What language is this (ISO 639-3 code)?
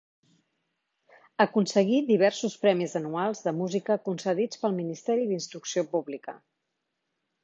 cat